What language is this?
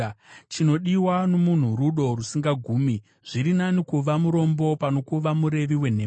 Shona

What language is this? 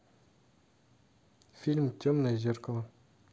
Russian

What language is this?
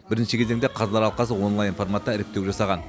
Kazakh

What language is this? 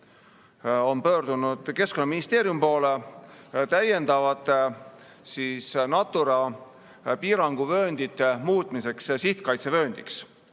Estonian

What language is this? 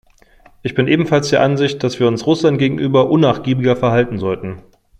German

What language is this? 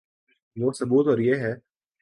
Urdu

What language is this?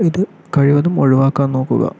Malayalam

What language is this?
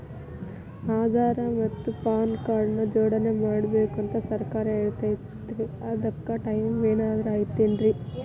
Kannada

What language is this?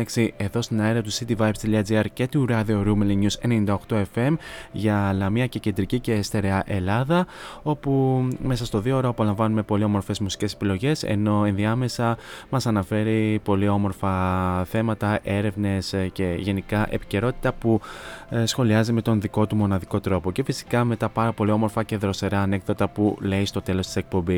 Greek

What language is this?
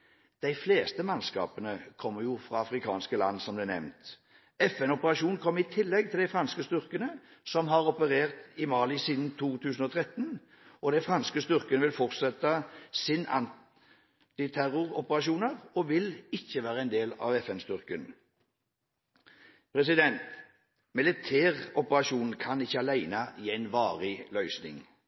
Norwegian Bokmål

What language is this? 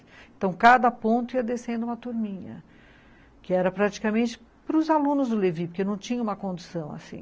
Portuguese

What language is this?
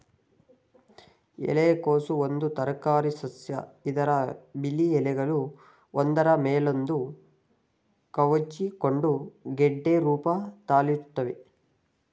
Kannada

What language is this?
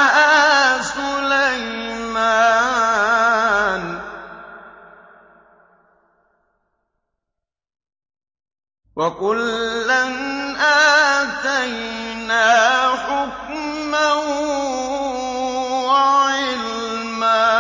Arabic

